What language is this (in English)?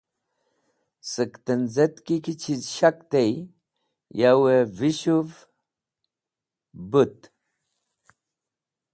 Wakhi